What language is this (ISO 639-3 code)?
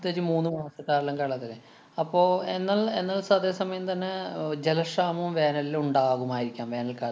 mal